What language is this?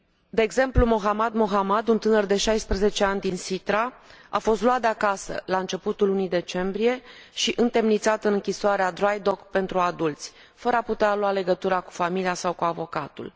Romanian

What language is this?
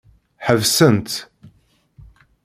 Kabyle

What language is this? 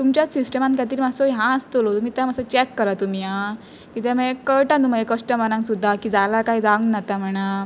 Konkani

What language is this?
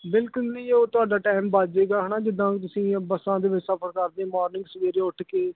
Punjabi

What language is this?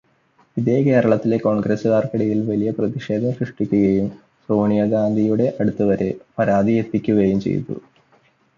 Malayalam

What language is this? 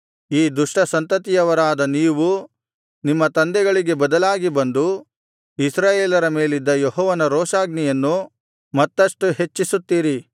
Kannada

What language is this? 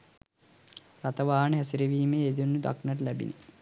Sinhala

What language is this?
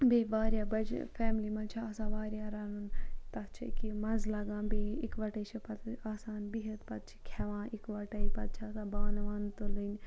Kashmiri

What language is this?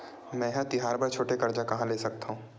Chhattisgarhi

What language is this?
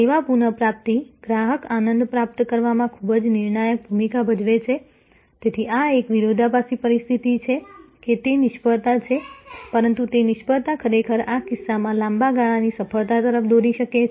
Gujarati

